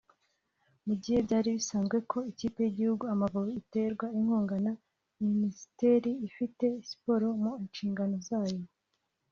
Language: Kinyarwanda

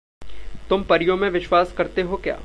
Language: Hindi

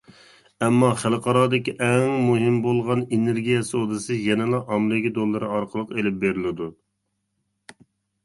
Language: Uyghur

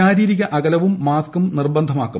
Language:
Malayalam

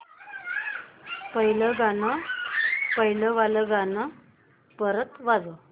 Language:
Marathi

